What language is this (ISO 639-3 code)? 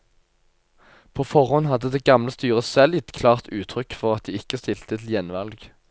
nor